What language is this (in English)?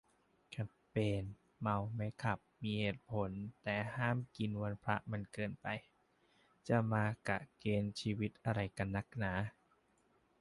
Thai